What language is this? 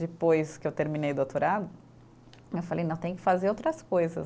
Portuguese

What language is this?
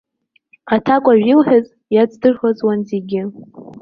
Abkhazian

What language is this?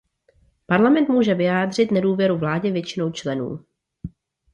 Czech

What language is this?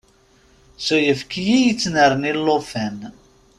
Kabyle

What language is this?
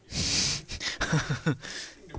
English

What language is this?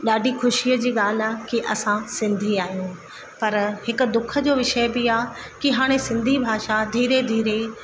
Sindhi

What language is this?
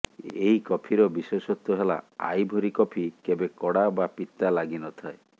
Odia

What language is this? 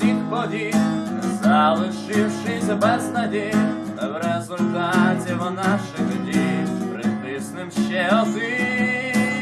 Ukrainian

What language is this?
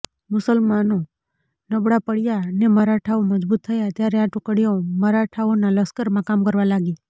Gujarati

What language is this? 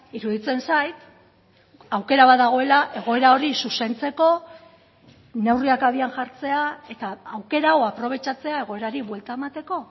Basque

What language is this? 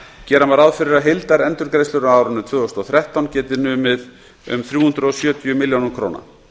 Icelandic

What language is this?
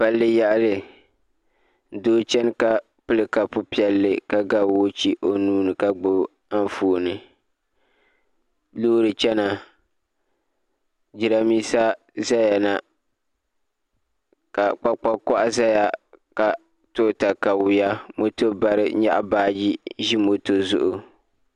Dagbani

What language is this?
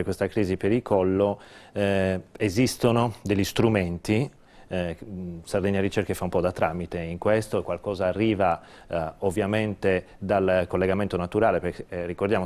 Italian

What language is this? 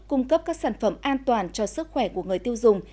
Vietnamese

